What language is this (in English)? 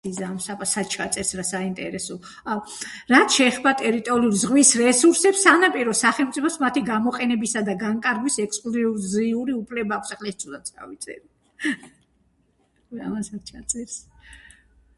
Georgian